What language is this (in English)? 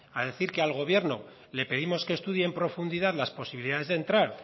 Spanish